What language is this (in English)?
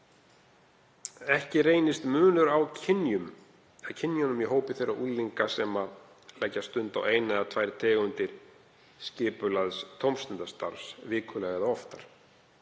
Icelandic